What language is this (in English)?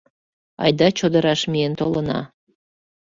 Mari